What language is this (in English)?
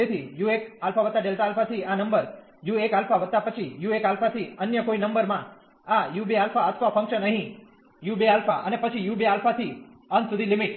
Gujarati